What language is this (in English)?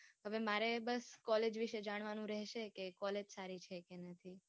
Gujarati